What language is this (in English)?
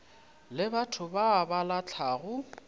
Northern Sotho